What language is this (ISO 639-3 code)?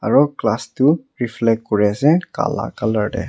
nag